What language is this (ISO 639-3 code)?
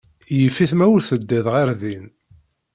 kab